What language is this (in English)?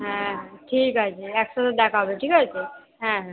Bangla